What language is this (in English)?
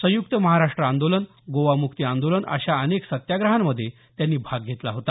Marathi